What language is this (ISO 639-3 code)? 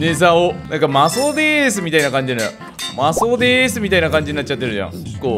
jpn